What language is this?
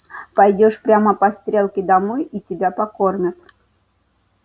Russian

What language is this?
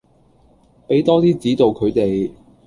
Cantonese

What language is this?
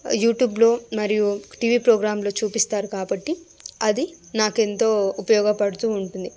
Telugu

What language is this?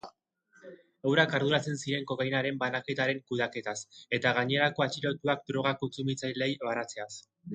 Basque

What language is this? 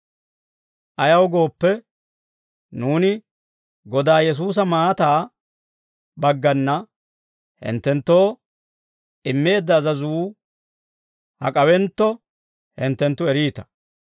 Dawro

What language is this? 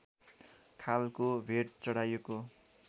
Nepali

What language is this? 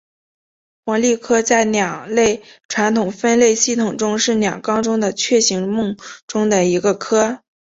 Chinese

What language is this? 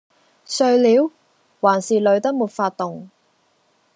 Cantonese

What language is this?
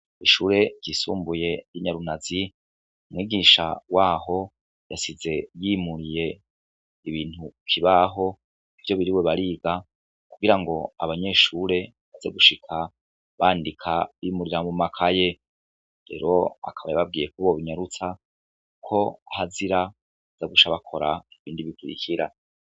Rundi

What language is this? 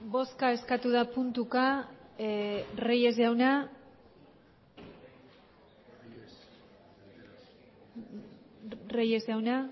Basque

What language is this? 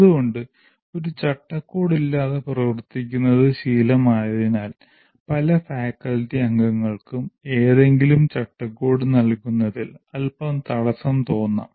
Malayalam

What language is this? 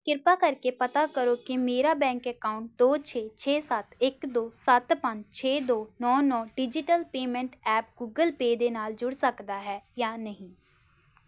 Punjabi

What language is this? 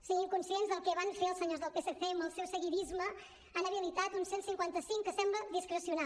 Catalan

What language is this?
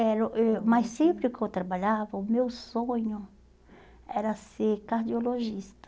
Portuguese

